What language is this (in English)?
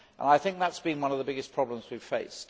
English